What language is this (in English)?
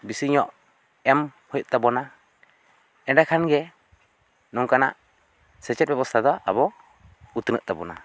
Santali